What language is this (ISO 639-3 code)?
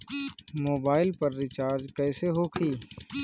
bho